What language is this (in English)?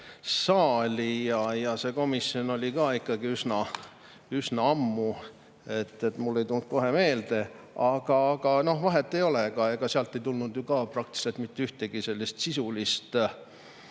Estonian